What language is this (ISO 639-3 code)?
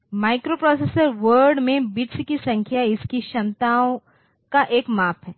hin